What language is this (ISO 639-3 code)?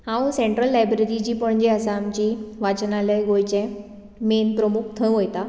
kok